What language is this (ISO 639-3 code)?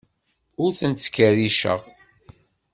kab